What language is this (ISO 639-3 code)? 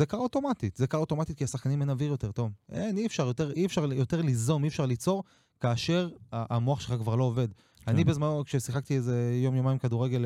heb